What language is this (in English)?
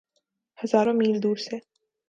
Urdu